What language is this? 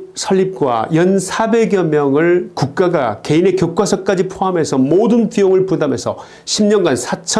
Korean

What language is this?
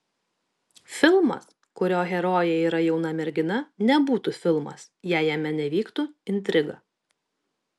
Lithuanian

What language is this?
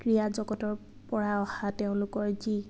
Assamese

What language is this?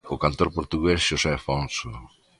Galician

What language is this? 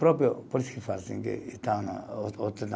Portuguese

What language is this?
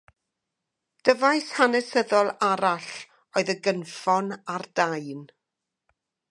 Welsh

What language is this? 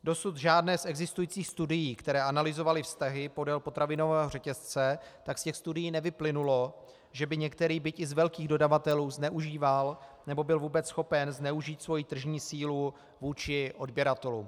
Czech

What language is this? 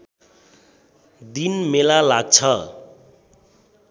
Nepali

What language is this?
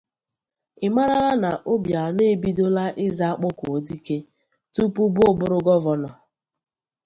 Igbo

